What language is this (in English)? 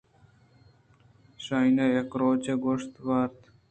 Eastern Balochi